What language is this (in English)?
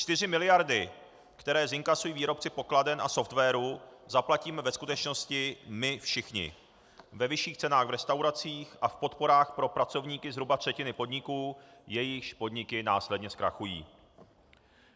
Czech